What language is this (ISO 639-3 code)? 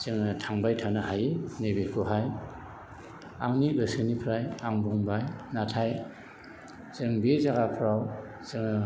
brx